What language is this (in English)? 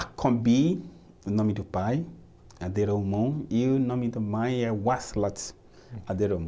Portuguese